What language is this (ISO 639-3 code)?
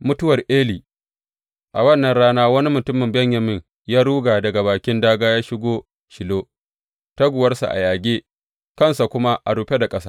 hau